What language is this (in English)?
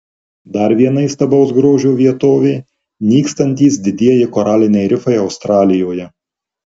Lithuanian